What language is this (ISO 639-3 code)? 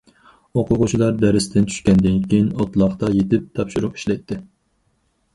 uig